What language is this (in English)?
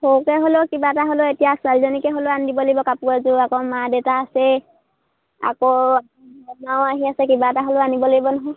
Assamese